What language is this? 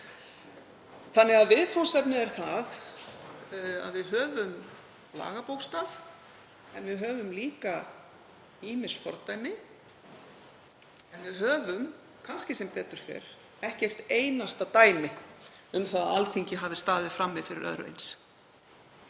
Icelandic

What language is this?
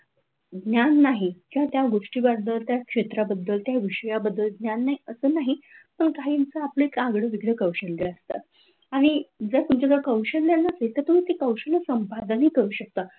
Marathi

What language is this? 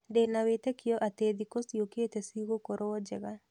Kikuyu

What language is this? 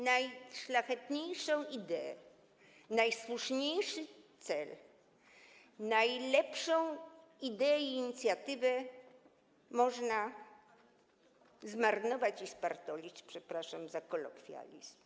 Polish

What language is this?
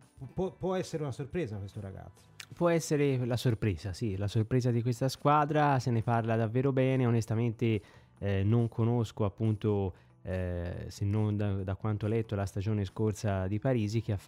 Italian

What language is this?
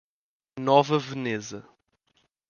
Portuguese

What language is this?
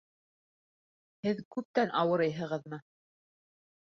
Bashkir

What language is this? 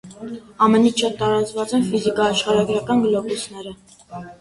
Armenian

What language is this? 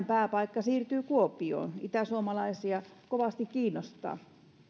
Finnish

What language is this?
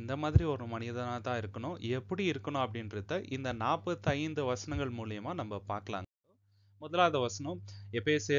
Tamil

